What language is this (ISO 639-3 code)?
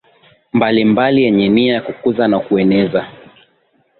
swa